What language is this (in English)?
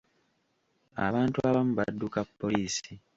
Ganda